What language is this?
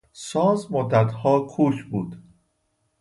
Persian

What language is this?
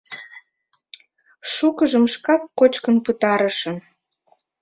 Mari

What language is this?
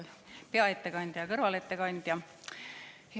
Estonian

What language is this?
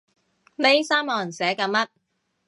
Cantonese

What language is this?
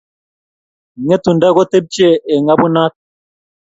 Kalenjin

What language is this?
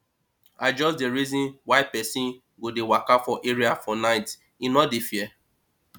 Nigerian Pidgin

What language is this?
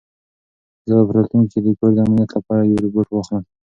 Pashto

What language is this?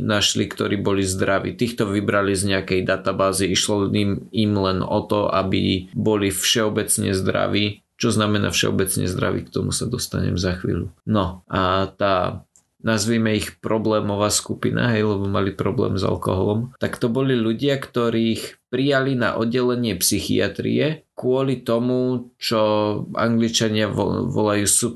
Slovak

